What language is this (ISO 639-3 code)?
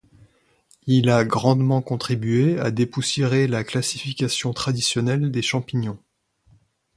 fra